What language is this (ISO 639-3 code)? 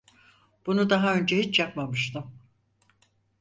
tur